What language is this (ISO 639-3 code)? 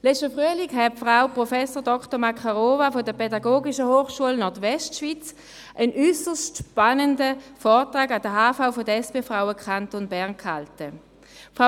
gsw